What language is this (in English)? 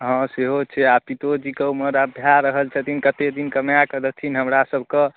Maithili